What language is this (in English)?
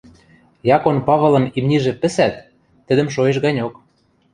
Western Mari